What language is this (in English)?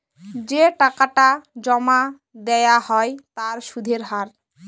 Bangla